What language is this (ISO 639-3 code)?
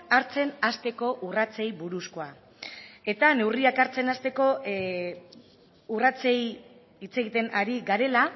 eus